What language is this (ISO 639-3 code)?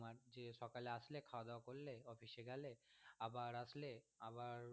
ben